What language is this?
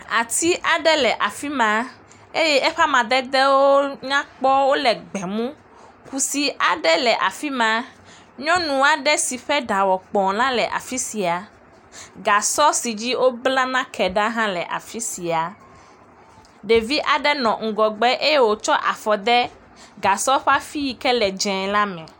Ewe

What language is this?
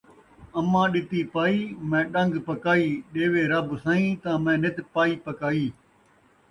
Saraiki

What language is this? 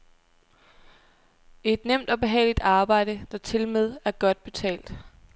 Danish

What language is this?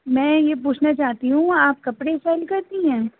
Urdu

